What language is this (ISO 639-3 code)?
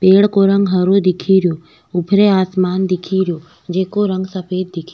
raj